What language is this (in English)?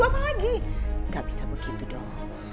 Indonesian